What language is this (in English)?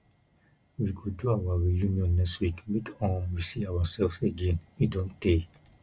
Nigerian Pidgin